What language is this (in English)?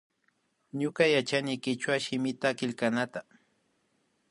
Imbabura Highland Quichua